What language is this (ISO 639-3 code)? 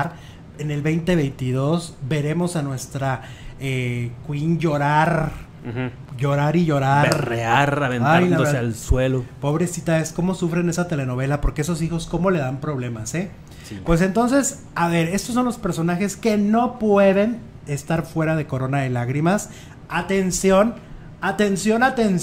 spa